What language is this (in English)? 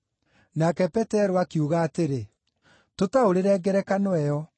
Kikuyu